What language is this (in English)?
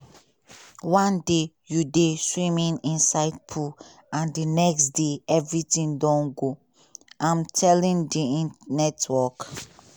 Nigerian Pidgin